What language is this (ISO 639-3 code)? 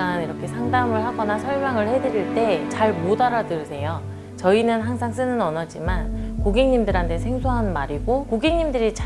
kor